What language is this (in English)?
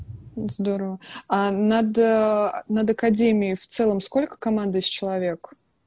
Russian